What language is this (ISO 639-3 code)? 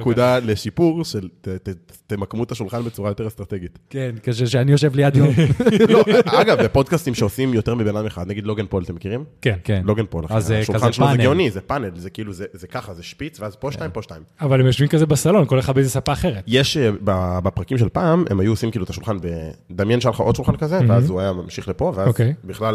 heb